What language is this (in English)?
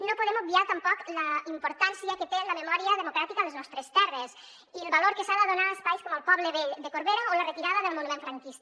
Catalan